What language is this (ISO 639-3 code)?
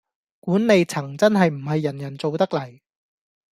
yue